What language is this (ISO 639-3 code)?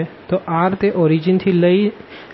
guj